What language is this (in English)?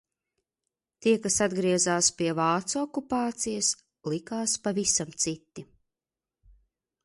Latvian